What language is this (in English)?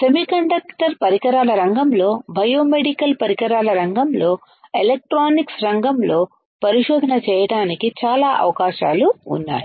Telugu